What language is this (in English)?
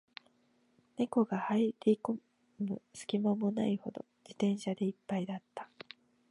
Japanese